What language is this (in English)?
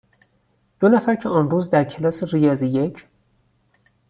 Persian